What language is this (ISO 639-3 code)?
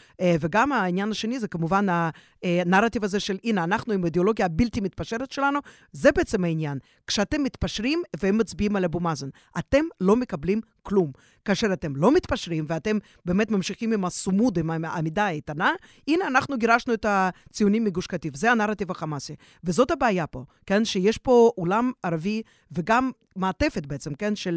heb